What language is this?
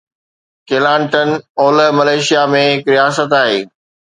Sindhi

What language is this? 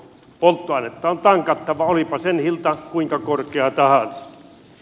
Finnish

